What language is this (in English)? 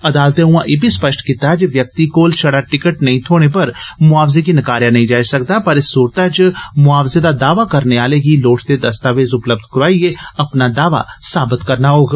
Dogri